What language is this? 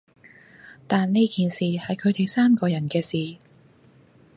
Cantonese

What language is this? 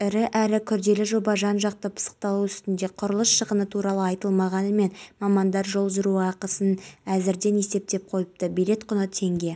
Kazakh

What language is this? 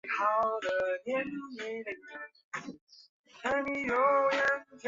Chinese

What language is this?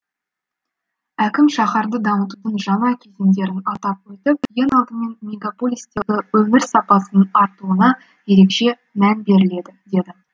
Kazakh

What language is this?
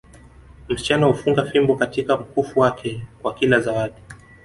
Swahili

